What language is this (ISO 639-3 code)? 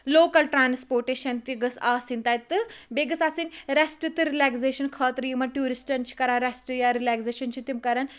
kas